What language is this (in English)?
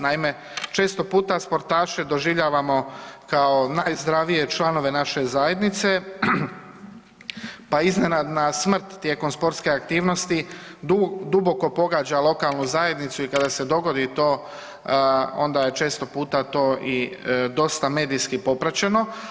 Croatian